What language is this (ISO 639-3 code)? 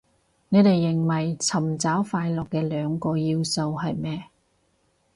yue